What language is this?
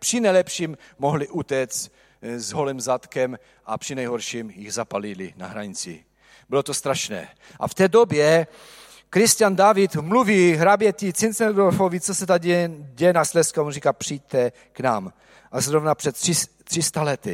Czech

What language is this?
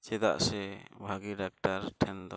Santali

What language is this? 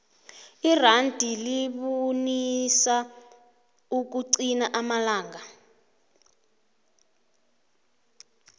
South Ndebele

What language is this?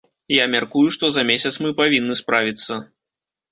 Belarusian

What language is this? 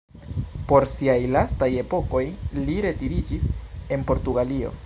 Esperanto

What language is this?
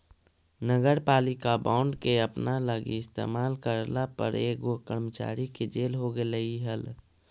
Magahi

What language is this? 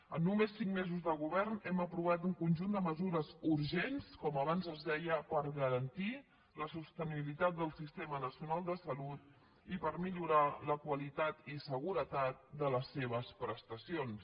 Catalan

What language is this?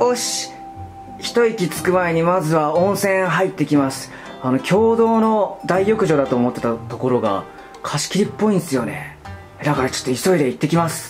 Japanese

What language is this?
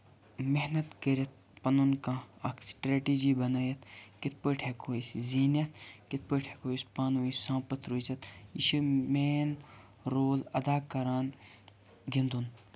Kashmiri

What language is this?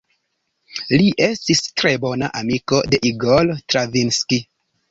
Esperanto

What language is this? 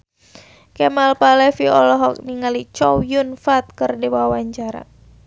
Sundanese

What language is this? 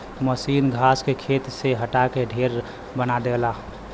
Bhojpuri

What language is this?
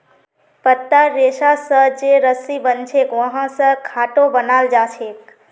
Magahi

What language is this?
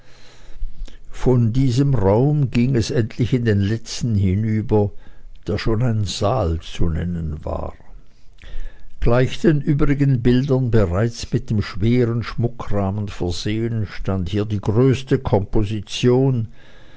German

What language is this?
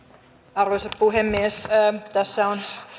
Finnish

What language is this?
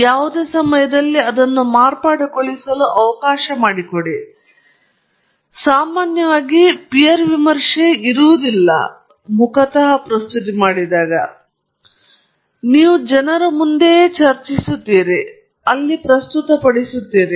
Kannada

